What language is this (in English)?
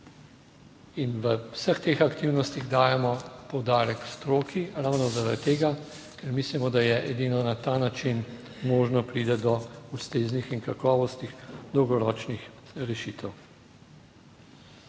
Slovenian